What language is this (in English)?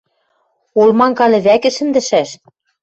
Western Mari